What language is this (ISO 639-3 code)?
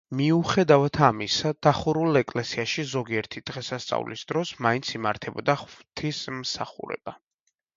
kat